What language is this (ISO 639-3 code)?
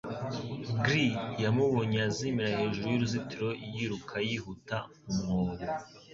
kin